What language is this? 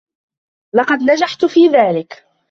Arabic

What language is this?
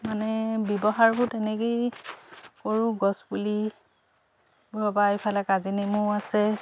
Assamese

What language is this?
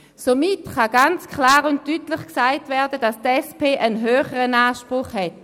Swiss German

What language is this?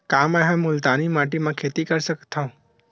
Chhattisgarhi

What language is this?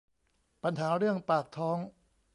Thai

